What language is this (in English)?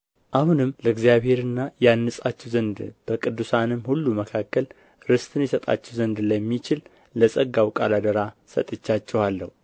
Amharic